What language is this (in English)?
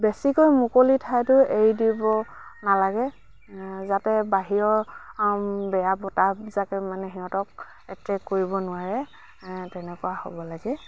Assamese